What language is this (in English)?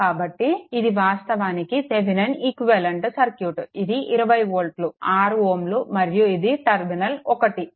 Telugu